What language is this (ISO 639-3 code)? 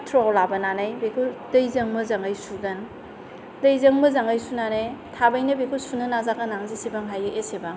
brx